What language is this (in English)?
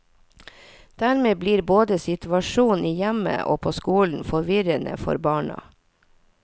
Norwegian